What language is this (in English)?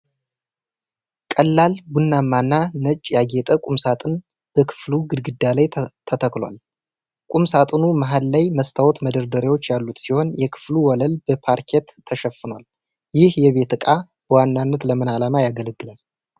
Amharic